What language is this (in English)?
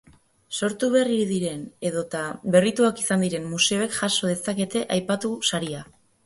Basque